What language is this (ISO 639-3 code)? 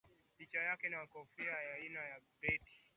swa